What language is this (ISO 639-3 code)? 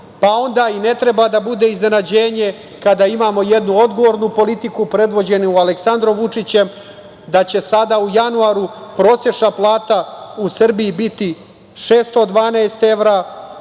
srp